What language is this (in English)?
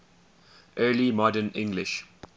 English